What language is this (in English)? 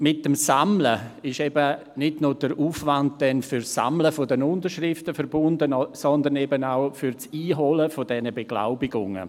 Swiss German